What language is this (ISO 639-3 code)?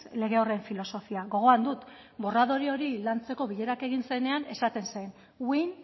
eus